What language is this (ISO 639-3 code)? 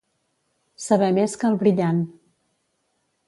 cat